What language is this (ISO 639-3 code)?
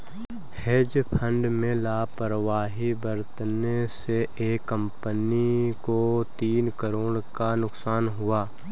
hin